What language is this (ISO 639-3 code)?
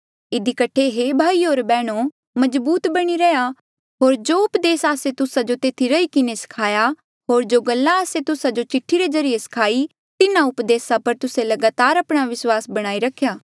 mjl